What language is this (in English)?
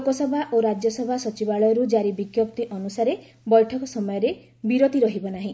Odia